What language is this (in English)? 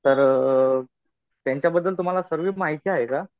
Marathi